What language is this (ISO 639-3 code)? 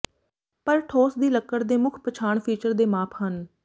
pan